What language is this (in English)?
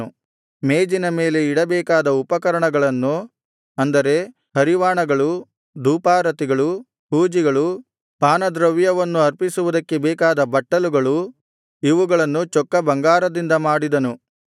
Kannada